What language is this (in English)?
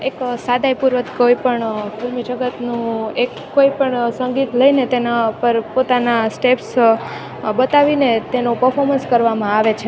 Gujarati